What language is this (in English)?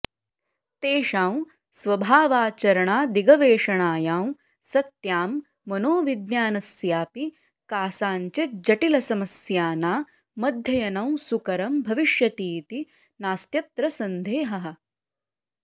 Sanskrit